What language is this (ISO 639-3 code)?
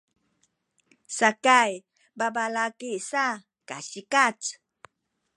szy